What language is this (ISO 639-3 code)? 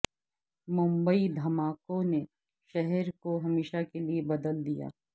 urd